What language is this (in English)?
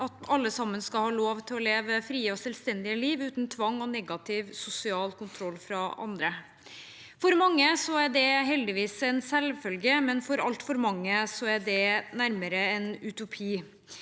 Norwegian